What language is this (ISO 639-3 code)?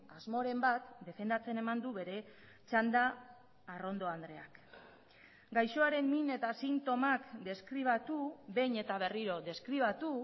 eus